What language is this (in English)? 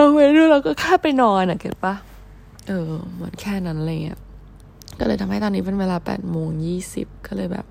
Thai